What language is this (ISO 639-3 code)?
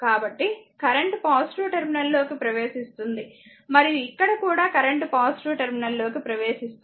tel